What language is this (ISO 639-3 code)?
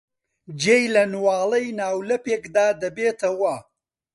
ckb